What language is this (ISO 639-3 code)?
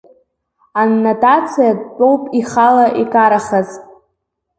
abk